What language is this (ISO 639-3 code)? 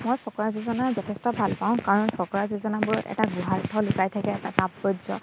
asm